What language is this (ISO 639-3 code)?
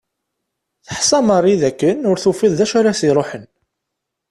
kab